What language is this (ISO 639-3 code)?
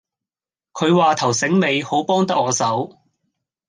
yue